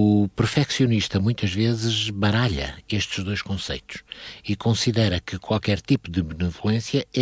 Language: Portuguese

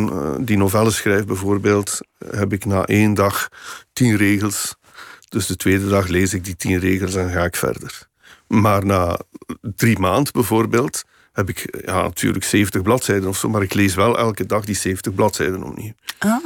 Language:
Dutch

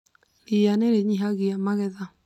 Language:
Kikuyu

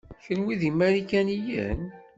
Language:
Kabyle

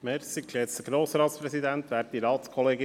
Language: Swiss German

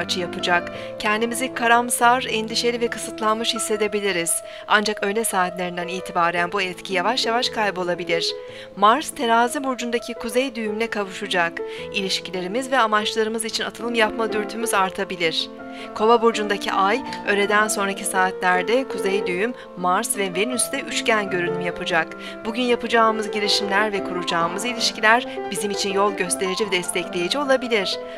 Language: Turkish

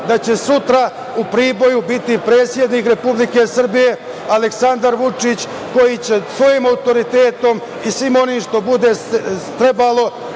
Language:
Serbian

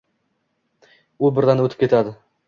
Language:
Uzbek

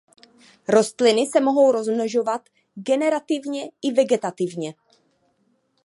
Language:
Czech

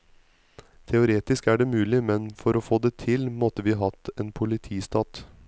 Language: Norwegian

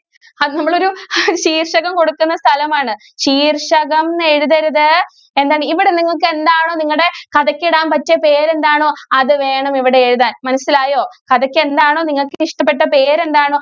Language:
Malayalam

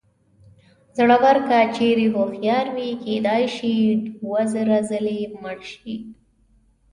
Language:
Pashto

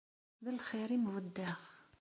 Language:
Kabyle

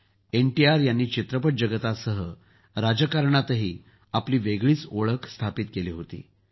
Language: Marathi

